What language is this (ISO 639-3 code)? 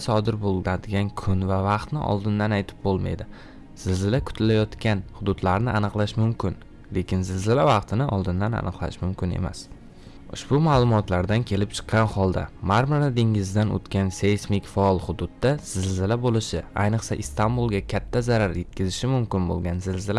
tur